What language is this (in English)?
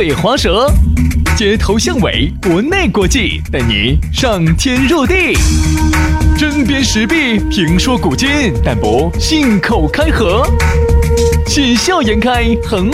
Chinese